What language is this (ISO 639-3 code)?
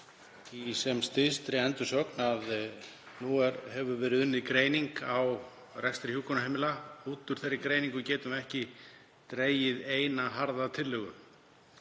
isl